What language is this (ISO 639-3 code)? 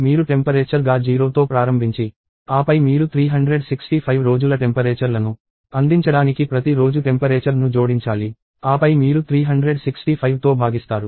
tel